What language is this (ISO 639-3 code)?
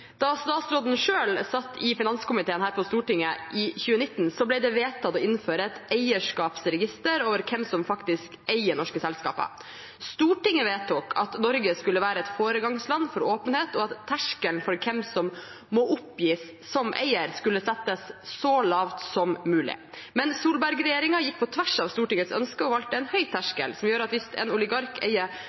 nob